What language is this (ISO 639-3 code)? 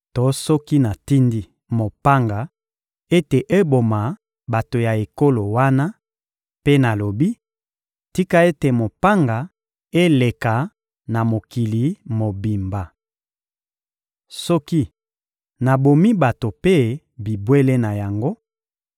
lin